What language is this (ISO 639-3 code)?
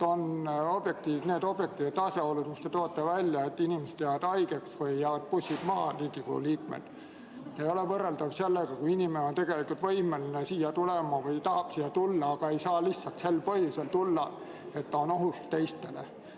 est